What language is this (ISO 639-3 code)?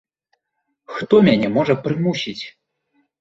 bel